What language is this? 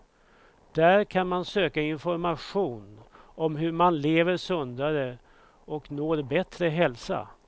Swedish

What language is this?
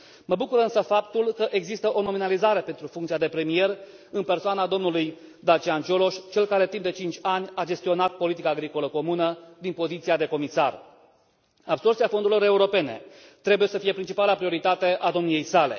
Romanian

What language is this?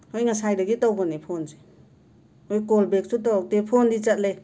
Manipuri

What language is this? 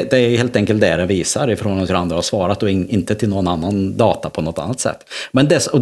Swedish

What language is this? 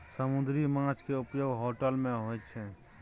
Maithili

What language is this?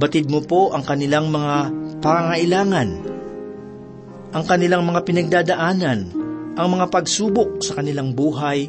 Filipino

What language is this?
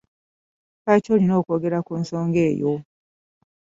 Ganda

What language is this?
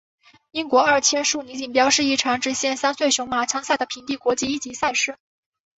Chinese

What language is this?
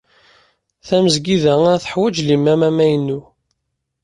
Kabyle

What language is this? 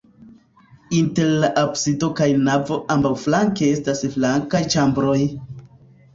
Esperanto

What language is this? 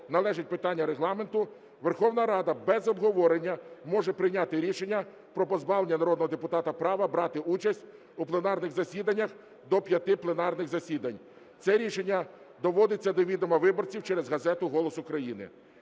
Ukrainian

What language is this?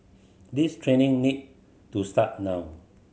English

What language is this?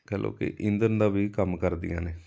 Punjabi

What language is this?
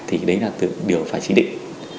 Vietnamese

